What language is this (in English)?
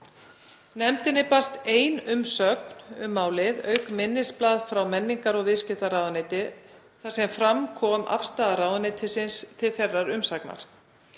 Icelandic